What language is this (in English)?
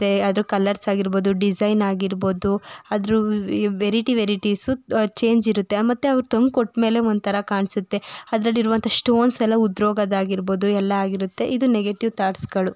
Kannada